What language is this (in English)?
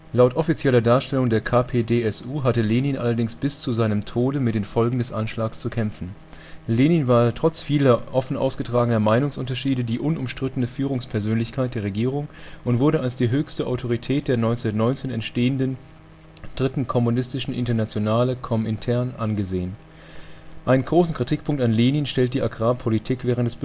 German